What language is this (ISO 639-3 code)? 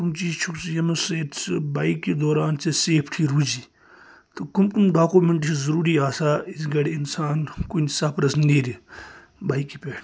kas